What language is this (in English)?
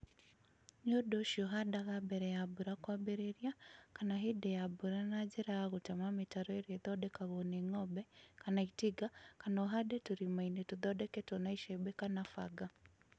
Kikuyu